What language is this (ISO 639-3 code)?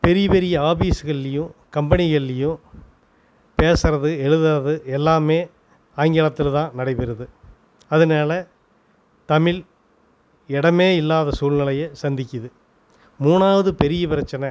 tam